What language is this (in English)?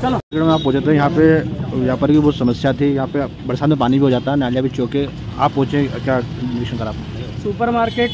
Hindi